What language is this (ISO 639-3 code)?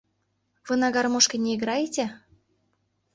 chm